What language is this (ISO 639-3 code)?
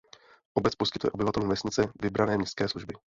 ces